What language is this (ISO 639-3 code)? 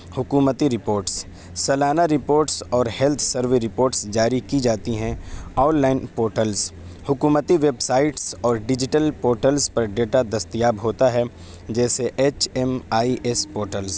urd